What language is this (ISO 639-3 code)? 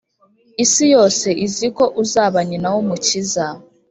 kin